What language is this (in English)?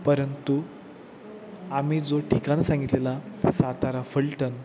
Marathi